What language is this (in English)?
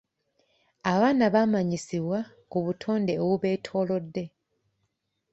Ganda